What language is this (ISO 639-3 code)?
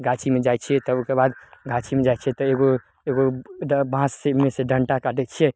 mai